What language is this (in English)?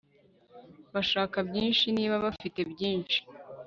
Kinyarwanda